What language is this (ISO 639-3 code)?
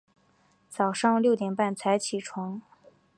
zho